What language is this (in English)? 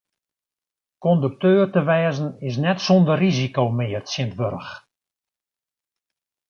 Western Frisian